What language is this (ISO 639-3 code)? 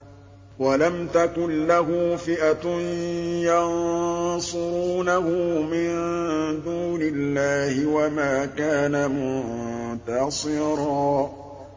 ara